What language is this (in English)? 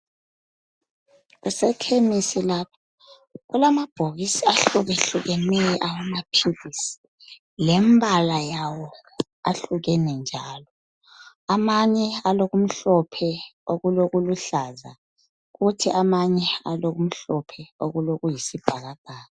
North Ndebele